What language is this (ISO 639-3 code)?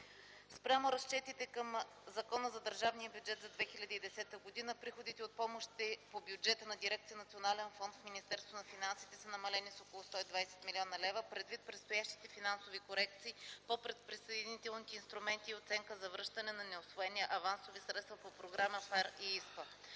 bul